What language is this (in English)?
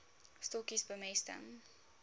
Afrikaans